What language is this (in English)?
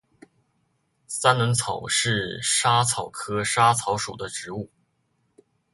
Chinese